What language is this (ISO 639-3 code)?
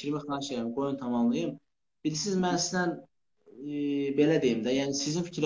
tur